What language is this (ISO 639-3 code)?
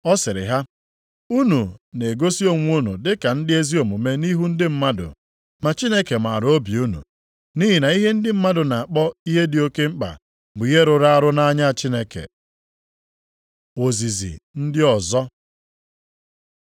ibo